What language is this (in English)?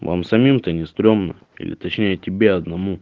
Russian